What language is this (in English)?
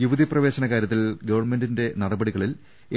Malayalam